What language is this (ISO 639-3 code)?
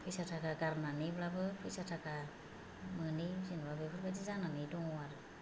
brx